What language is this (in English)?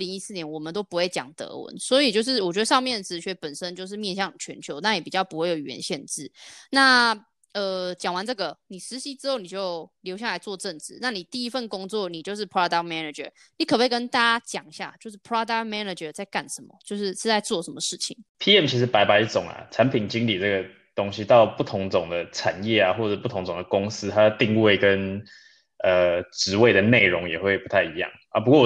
Chinese